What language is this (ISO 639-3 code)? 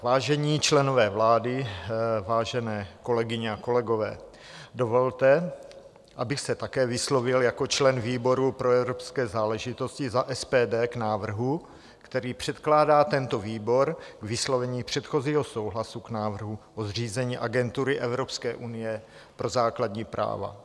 ces